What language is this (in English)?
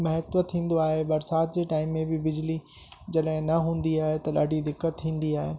Sindhi